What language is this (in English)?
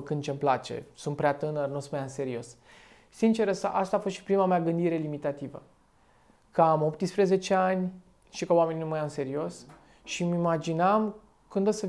Romanian